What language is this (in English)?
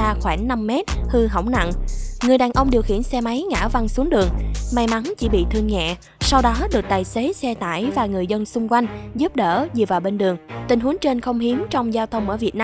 Vietnamese